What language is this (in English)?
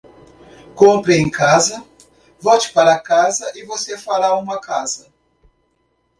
Portuguese